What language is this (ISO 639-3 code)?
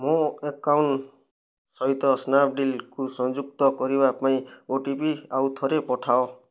ori